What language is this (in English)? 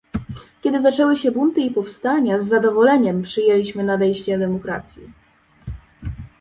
Polish